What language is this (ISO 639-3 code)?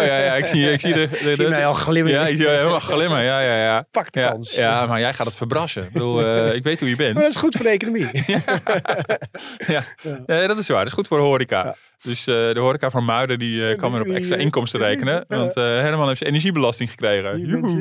nld